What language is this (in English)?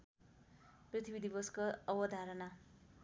Nepali